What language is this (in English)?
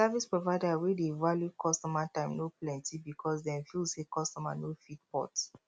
Nigerian Pidgin